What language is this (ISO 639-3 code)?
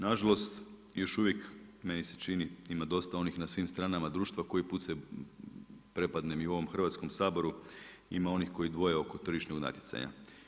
hrv